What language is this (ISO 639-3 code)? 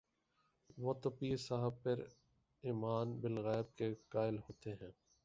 urd